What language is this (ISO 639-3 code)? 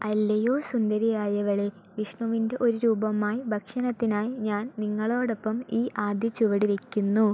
mal